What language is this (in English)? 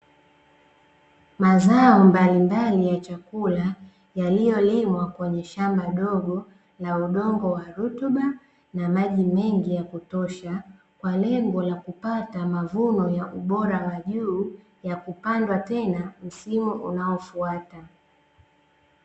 Swahili